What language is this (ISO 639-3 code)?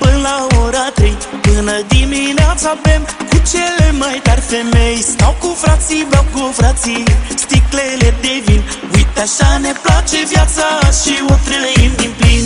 ron